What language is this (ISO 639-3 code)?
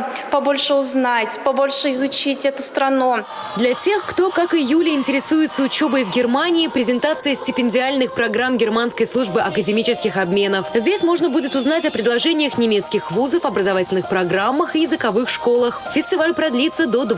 rus